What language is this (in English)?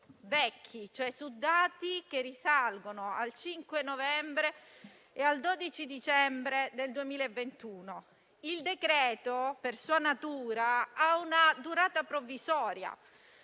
Italian